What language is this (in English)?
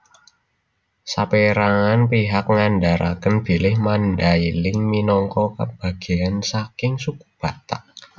Javanese